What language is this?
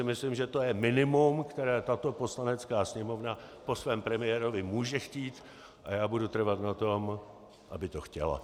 Czech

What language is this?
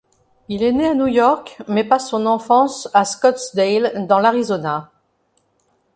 French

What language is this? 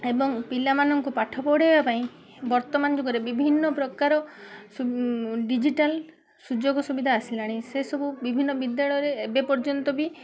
Odia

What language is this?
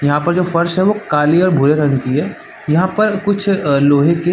Hindi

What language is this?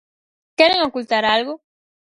Galician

